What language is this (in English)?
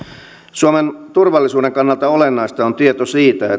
Finnish